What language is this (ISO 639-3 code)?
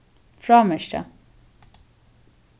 fao